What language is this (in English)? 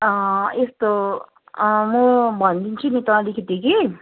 Nepali